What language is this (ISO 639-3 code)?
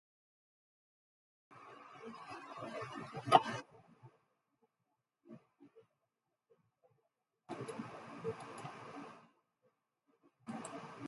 ell